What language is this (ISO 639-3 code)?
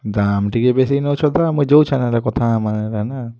ori